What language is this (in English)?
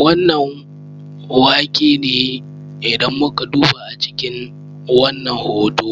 Hausa